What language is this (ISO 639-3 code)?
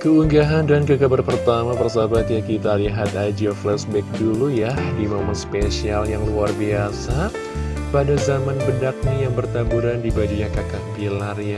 ind